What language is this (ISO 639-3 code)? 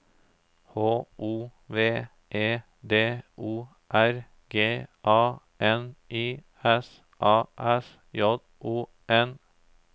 nor